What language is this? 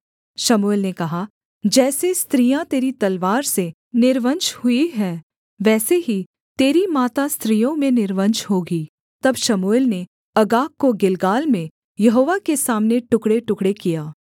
Hindi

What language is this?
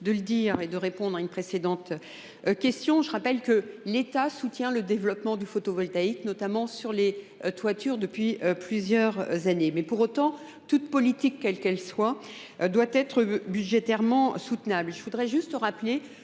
French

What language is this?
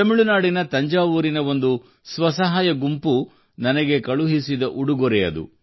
Kannada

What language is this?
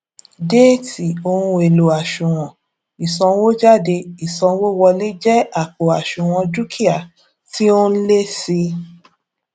Yoruba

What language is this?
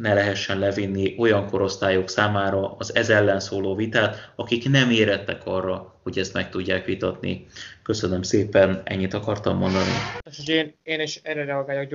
Hungarian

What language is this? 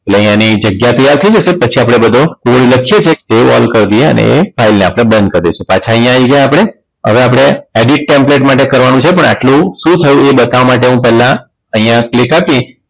Gujarati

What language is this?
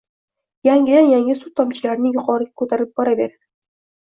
Uzbek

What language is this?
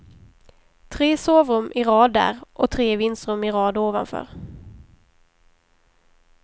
Swedish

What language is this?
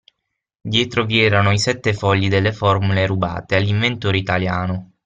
Italian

